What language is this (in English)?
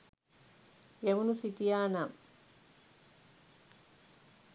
Sinhala